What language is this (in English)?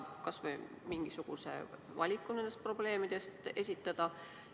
Estonian